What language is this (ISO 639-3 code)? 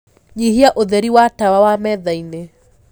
kik